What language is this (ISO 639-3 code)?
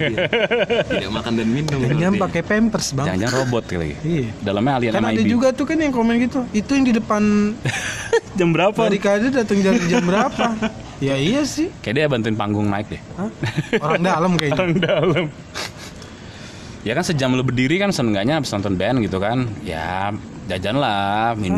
ind